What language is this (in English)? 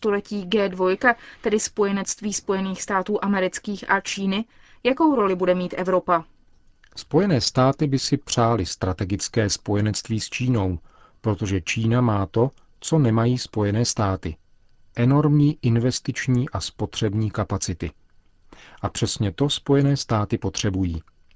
Czech